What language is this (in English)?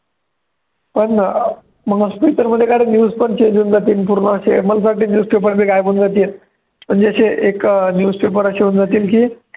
Marathi